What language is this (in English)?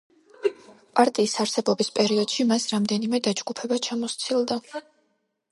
Georgian